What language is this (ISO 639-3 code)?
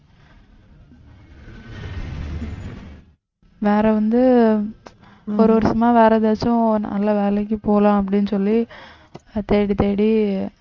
tam